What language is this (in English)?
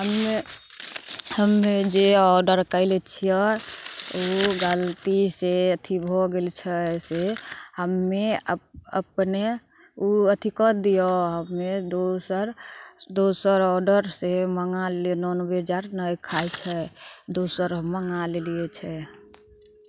Maithili